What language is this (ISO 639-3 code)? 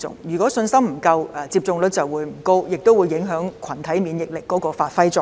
yue